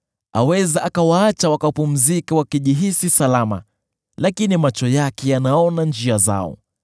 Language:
Swahili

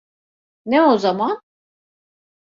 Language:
Turkish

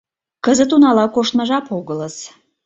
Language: Mari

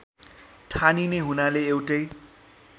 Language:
Nepali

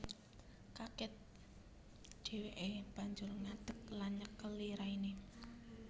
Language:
Javanese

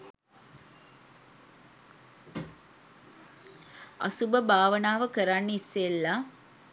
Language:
Sinhala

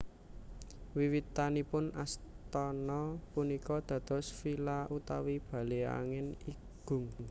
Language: Javanese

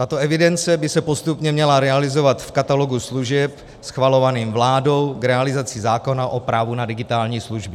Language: Czech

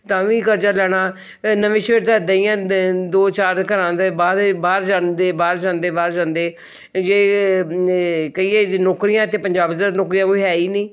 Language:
Punjabi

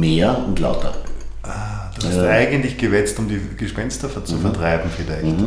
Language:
German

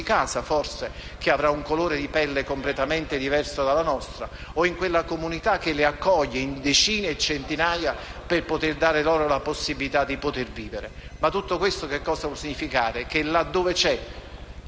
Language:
Italian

